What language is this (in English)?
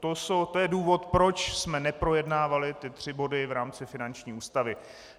Czech